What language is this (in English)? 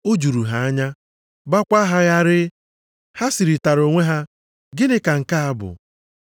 Igbo